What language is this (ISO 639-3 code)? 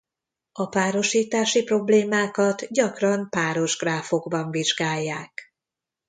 hun